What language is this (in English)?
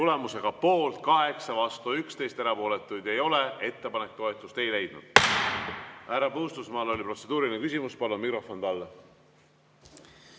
Estonian